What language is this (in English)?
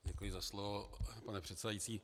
Czech